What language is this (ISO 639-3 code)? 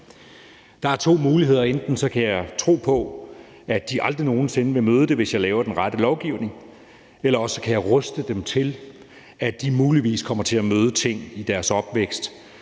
dan